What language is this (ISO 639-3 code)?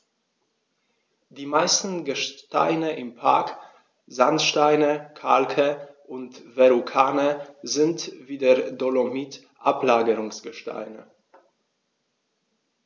deu